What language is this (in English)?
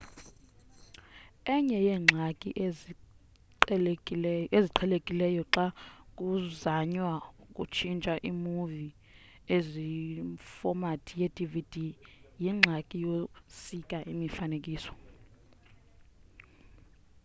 Xhosa